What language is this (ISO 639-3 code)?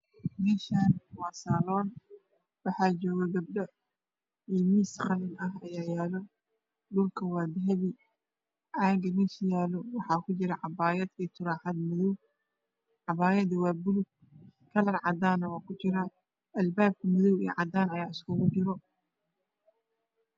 som